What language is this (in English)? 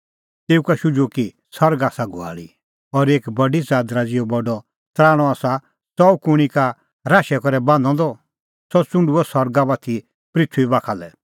Kullu Pahari